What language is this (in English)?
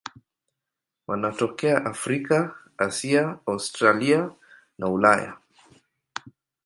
Swahili